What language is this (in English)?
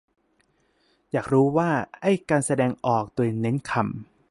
Thai